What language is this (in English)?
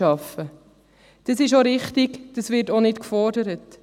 Swiss German